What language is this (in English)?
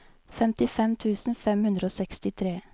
Norwegian